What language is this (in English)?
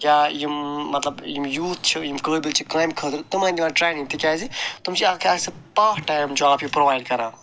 Kashmiri